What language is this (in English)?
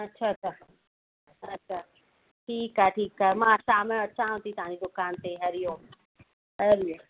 Sindhi